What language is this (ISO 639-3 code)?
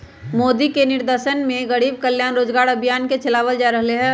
mag